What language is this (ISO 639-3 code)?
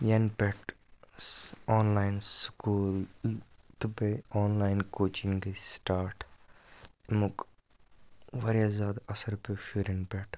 kas